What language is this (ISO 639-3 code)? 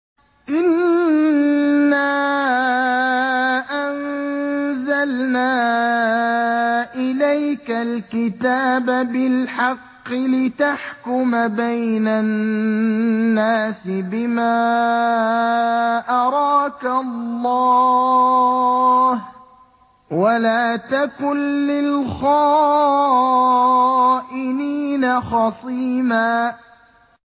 ara